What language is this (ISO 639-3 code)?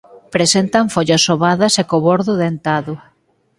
glg